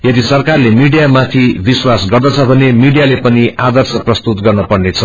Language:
Nepali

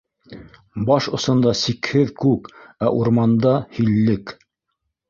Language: Bashkir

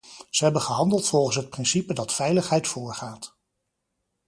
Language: Dutch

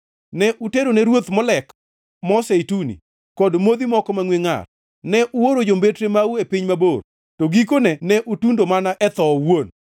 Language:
Luo (Kenya and Tanzania)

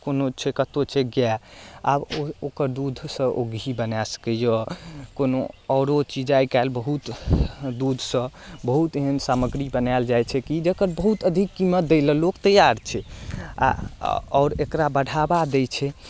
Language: Maithili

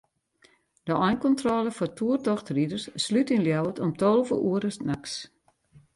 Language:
Western Frisian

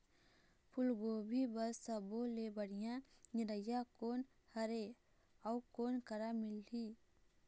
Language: Chhattisgarhi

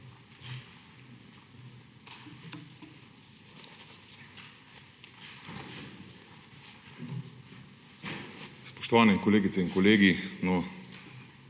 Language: Slovenian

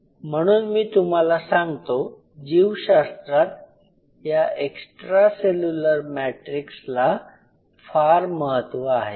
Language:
Marathi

